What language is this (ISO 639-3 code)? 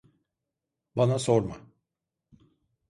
tur